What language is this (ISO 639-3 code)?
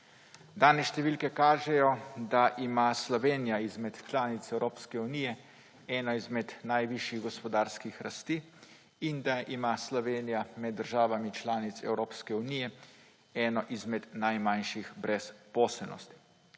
slv